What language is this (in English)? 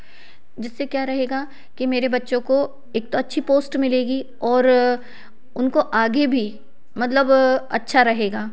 Hindi